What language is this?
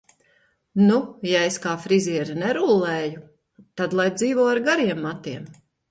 Latvian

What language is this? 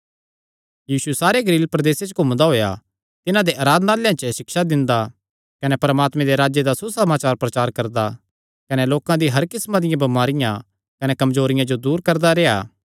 Kangri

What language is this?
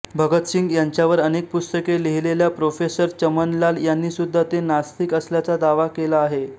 Marathi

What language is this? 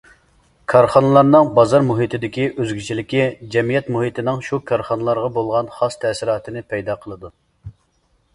Uyghur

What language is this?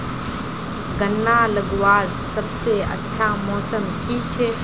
Magahi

